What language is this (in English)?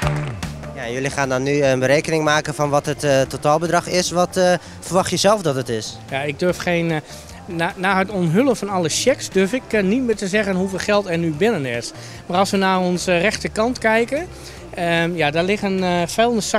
Dutch